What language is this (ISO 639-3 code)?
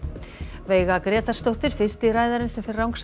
isl